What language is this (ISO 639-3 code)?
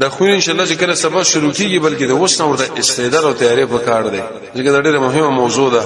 ara